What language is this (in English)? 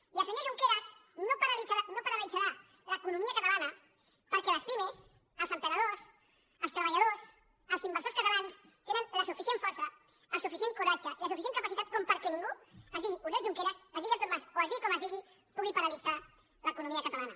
Catalan